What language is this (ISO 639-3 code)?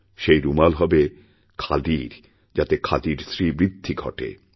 ben